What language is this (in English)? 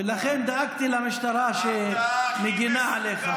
Hebrew